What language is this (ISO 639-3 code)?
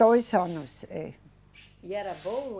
por